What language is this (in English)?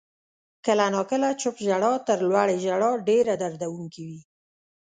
Pashto